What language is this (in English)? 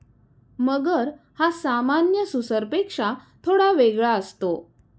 Marathi